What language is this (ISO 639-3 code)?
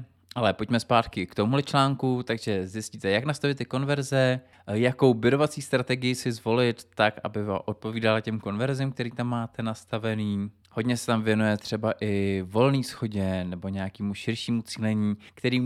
ces